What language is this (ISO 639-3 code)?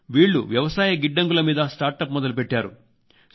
tel